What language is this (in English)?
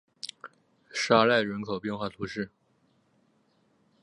Chinese